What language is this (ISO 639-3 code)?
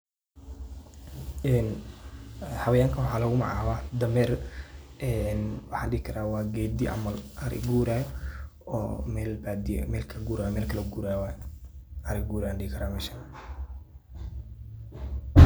som